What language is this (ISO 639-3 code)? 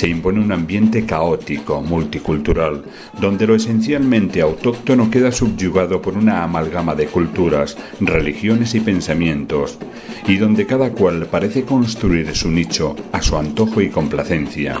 spa